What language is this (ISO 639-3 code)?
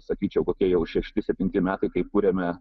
lit